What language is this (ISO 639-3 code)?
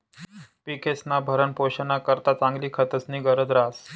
mar